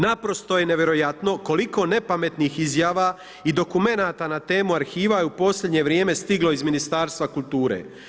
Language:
Croatian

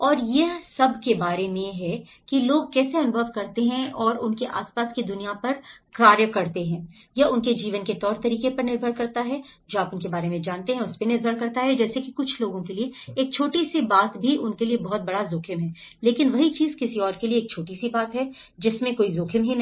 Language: Hindi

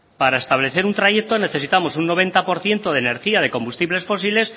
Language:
Spanish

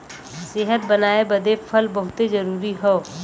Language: Bhojpuri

